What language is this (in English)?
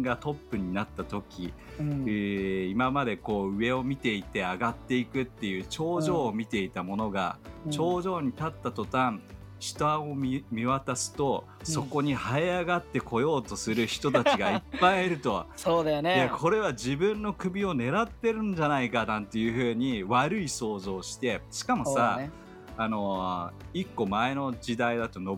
Japanese